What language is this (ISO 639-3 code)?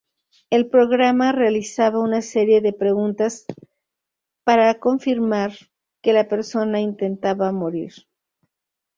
spa